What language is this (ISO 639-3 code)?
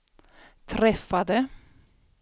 swe